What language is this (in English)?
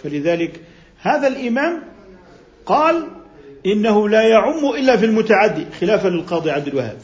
Arabic